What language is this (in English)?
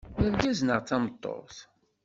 Kabyle